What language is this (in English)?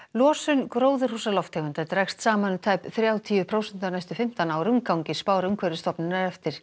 Icelandic